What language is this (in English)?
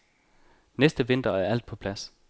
Danish